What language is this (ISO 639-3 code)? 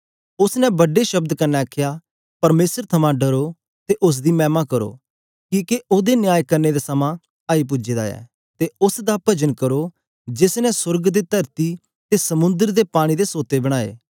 doi